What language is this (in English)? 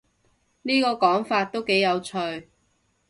Cantonese